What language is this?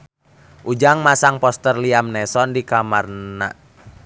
Sundanese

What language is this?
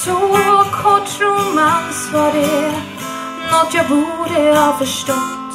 Swedish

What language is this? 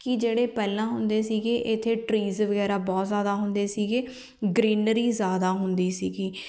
Punjabi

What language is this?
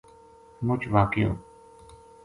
Gujari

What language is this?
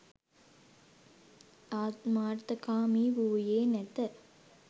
Sinhala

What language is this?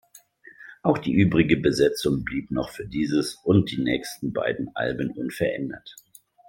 German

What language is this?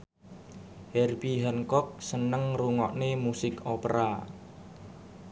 Javanese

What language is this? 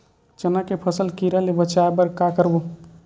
Chhattisgarhi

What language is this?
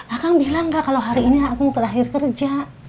Indonesian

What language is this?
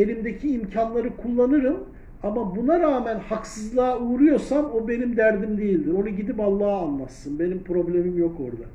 Turkish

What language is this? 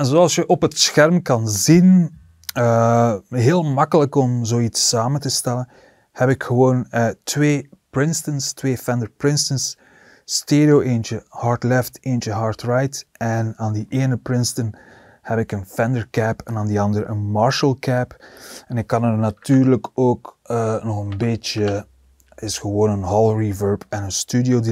Dutch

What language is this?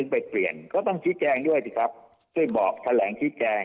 Thai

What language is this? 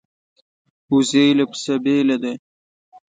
Pashto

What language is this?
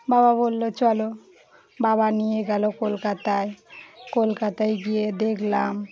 Bangla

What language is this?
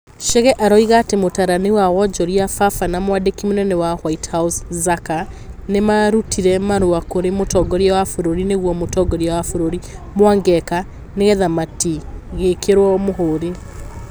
Kikuyu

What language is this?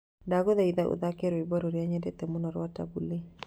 Kikuyu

